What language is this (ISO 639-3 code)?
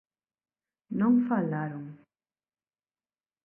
glg